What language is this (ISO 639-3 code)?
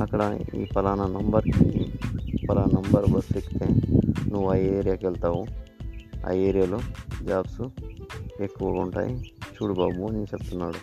tel